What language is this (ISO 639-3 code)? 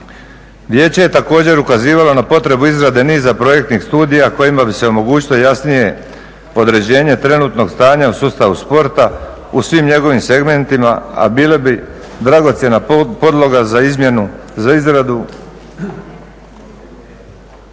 hrv